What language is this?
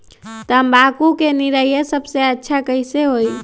Magahi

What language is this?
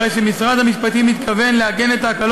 Hebrew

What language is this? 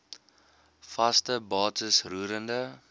Afrikaans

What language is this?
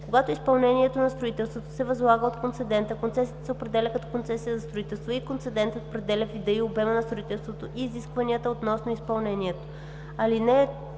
Bulgarian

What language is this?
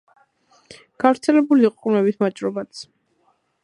Georgian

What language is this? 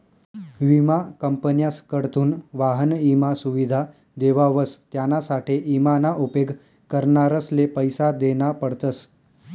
Marathi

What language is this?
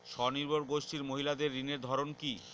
Bangla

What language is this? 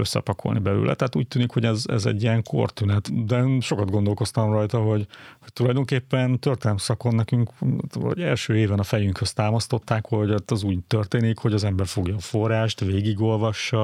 Hungarian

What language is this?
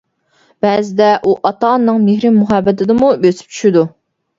Uyghur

